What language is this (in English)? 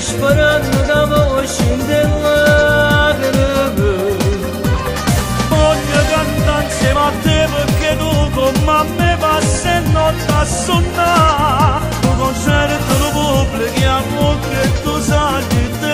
Romanian